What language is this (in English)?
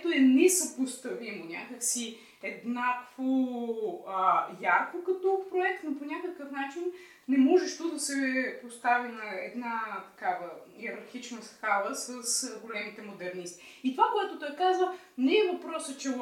Bulgarian